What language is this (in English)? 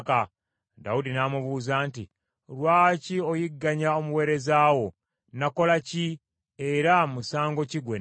Ganda